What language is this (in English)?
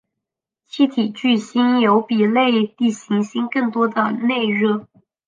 Chinese